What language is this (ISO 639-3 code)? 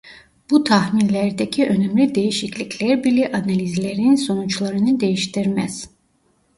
tur